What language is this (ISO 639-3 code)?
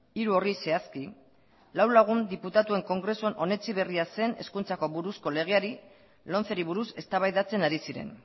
eus